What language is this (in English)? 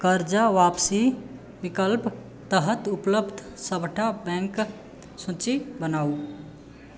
Maithili